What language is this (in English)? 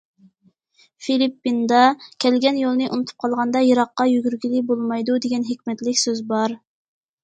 Uyghur